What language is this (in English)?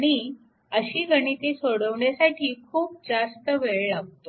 Marathi